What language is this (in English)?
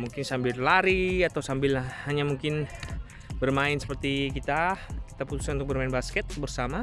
Indonesian